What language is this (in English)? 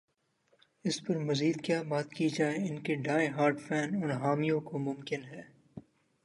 Urdu